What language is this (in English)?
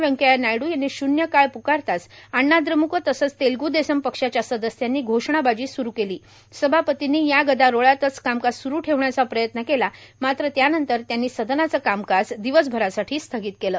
Marathi